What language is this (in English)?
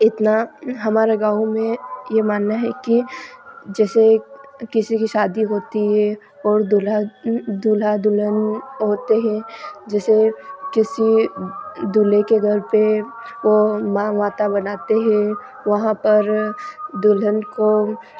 Hindi